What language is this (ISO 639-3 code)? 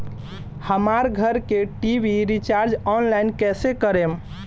bho